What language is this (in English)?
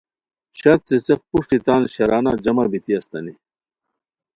Khowar